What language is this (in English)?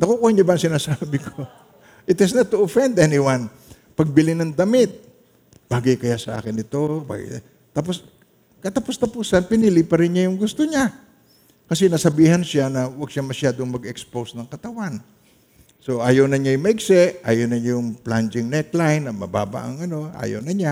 Filipino